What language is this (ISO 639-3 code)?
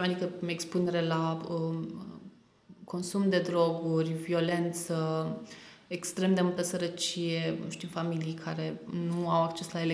ron